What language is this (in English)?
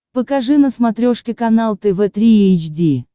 Russian